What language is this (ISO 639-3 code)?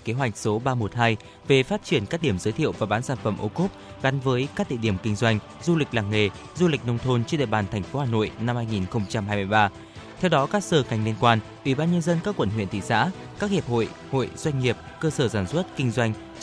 vie